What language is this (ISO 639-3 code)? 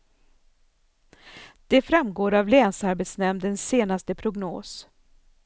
swe